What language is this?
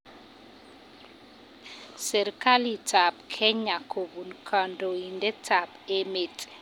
Kalenjin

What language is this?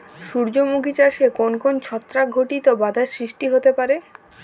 Bangla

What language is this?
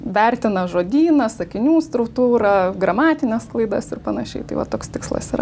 Lithuanian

